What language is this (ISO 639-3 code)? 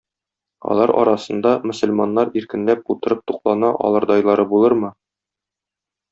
tat